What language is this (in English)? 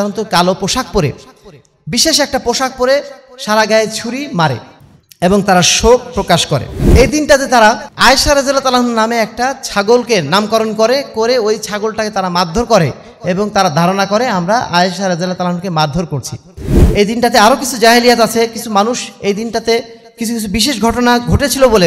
Bangla